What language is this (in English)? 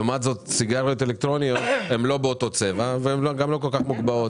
Hebrew